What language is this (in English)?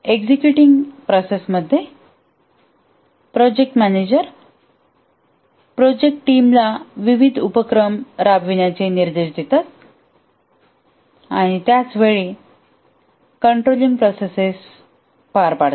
Marathi